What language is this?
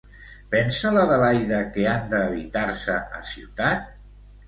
Catalan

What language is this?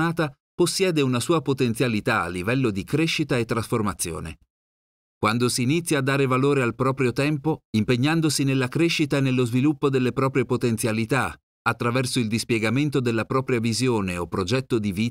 Italian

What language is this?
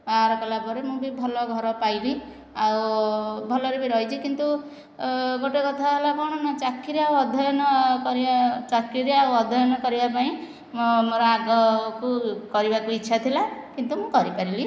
Odia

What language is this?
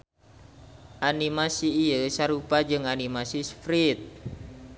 Sundanese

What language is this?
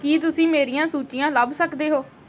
Punjabi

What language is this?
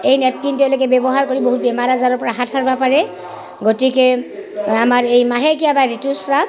Assamese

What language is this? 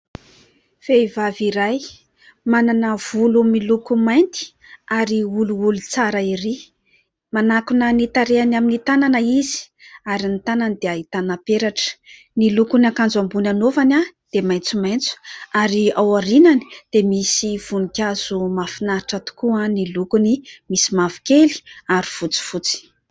Malagasy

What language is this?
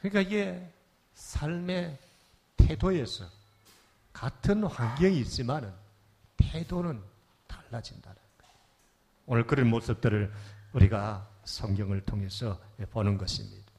Korean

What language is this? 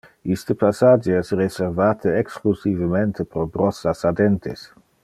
Interlingua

